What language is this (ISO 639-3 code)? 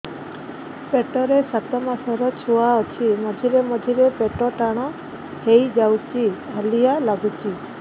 ori